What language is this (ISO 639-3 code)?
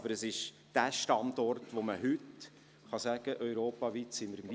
gsw